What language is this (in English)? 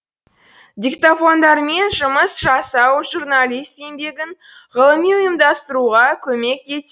Kazakh